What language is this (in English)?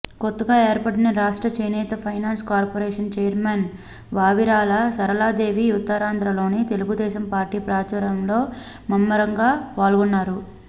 Telugu